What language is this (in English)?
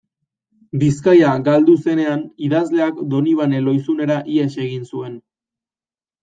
Basque